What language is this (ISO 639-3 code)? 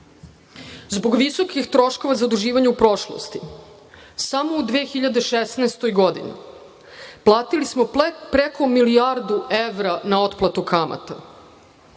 srp